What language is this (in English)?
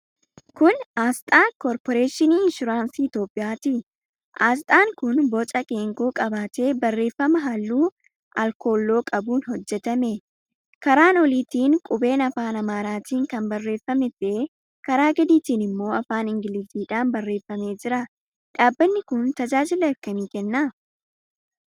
Oromo